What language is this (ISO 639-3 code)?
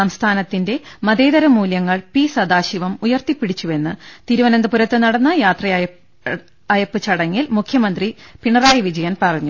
mal